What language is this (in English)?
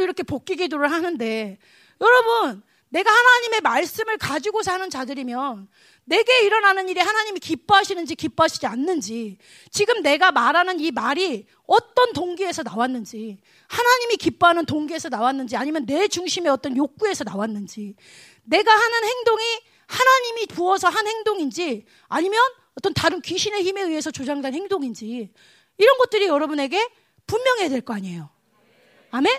Korean